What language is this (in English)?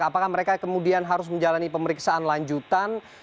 Indonesian